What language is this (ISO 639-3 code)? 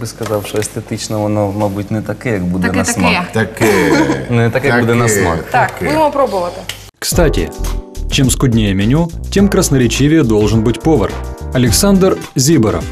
ukr